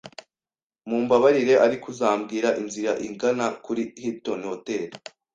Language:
Kinyarwanda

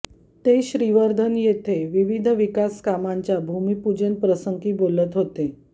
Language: Marathi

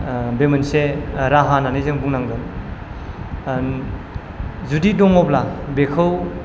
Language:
Bodo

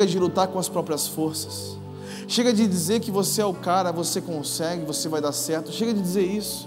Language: Portuguese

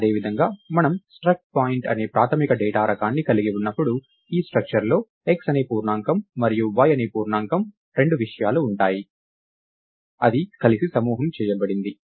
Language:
Telugu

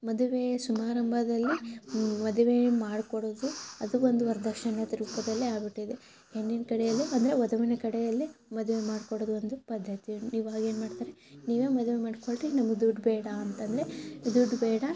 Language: Kannada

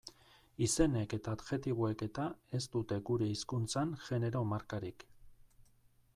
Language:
Basque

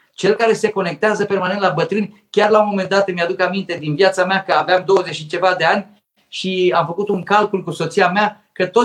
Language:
Romanian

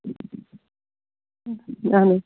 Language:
Kashmiri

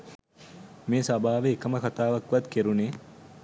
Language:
Sinhala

